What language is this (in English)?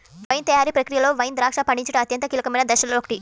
Telugu